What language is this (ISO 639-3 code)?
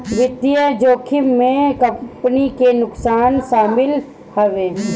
bho